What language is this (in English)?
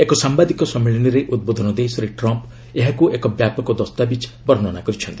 Odia